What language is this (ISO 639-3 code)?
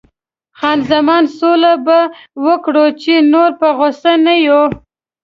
pus